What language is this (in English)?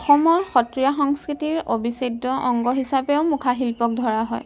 Assamese